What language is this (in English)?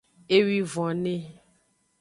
Aja (Benin)